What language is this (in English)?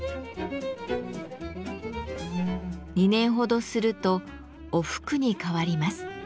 Japanese